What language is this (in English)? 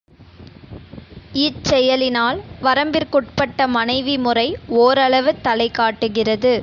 Tamil